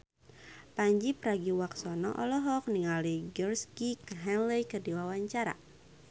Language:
Sundanese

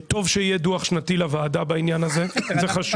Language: Hebrew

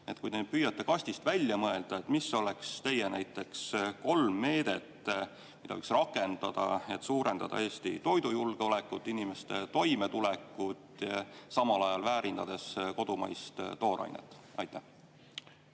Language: Estonian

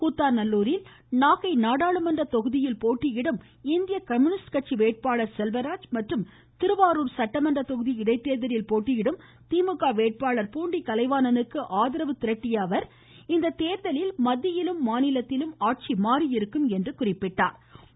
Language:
Tamil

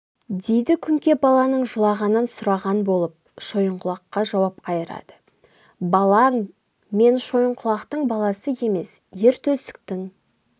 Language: Kazakh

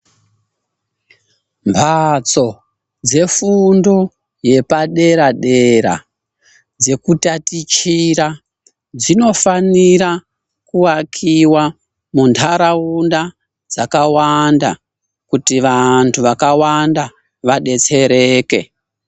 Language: Ndau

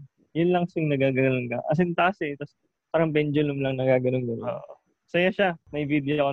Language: Filipino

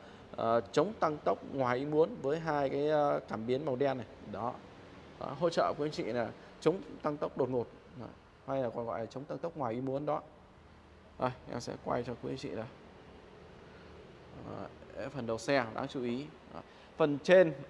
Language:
Vietnamese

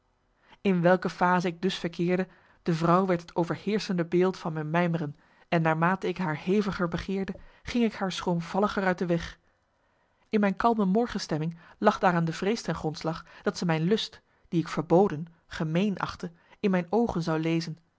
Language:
Dutch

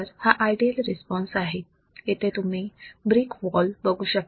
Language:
Marathi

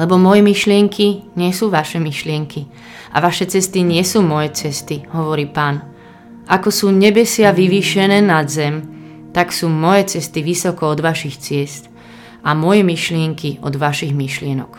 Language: Slovak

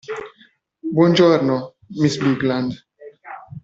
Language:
Italian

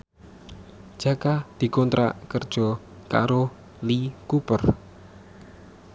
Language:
Javanese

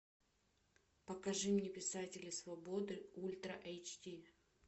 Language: Russian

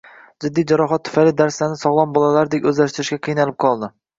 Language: Uzbek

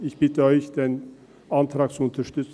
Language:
Swiss German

